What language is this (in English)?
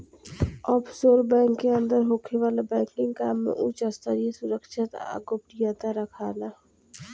Bhojpuri